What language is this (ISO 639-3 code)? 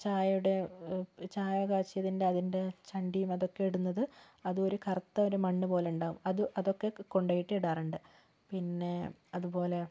mal